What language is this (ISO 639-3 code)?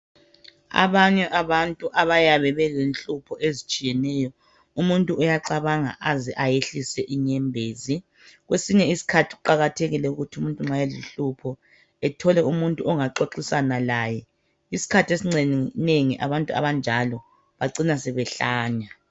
nde